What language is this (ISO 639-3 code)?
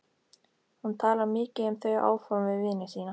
isl